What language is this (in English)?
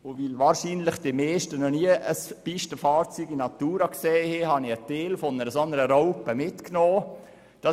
Swiss German